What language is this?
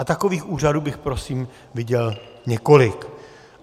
Czech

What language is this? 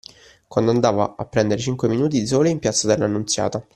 Italian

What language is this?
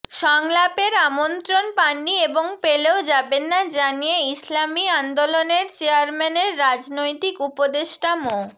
Bangla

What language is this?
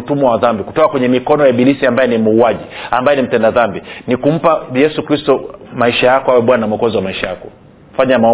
Swahili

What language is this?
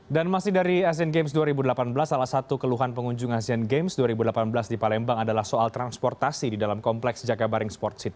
Indonesian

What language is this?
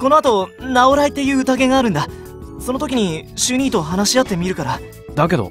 Japanese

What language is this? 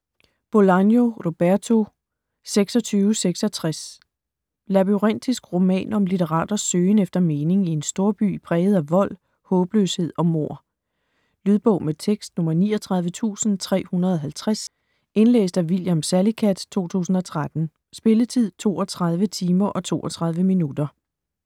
Danish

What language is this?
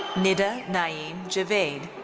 English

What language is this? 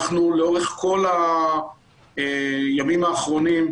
Hebrew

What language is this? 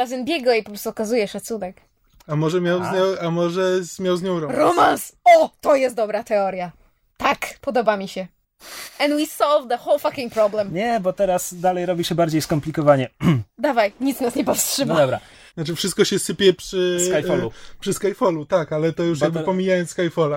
Polish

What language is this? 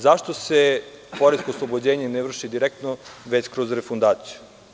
Serbian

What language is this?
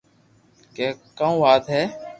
Loarki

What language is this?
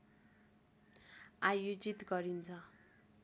Nepali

